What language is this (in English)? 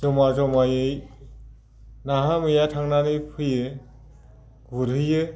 Bodo